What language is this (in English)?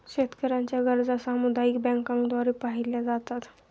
Marathi